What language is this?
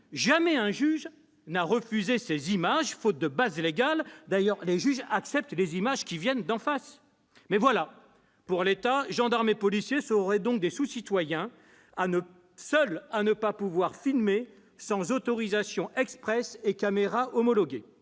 French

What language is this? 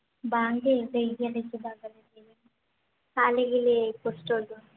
Santali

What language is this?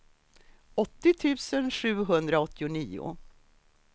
Swedish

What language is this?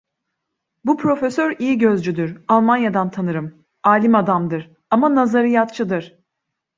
Turkish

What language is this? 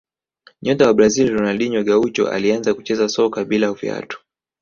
Swahili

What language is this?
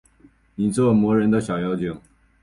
Chinese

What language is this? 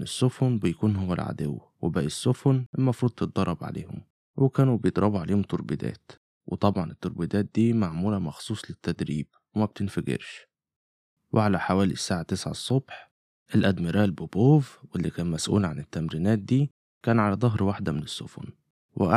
Arabic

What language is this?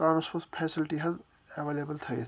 Kashmiri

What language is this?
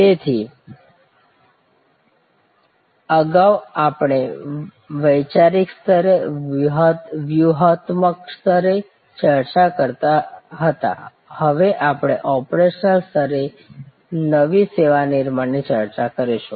Gujarati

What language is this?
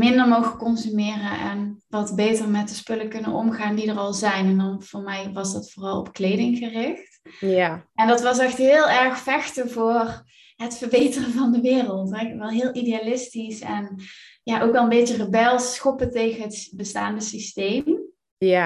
Dutch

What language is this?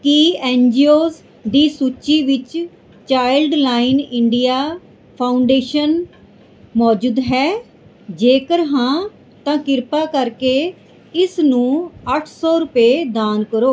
Punjabi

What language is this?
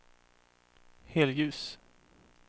Swedish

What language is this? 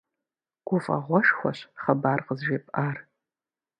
Kabardian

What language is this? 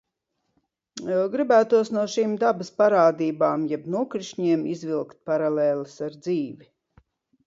Latvian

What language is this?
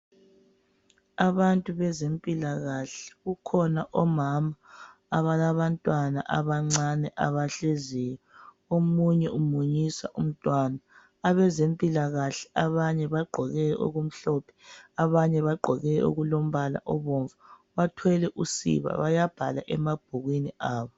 North Ndebele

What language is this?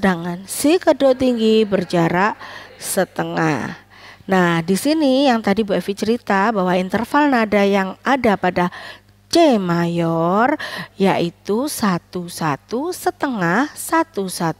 Indonesian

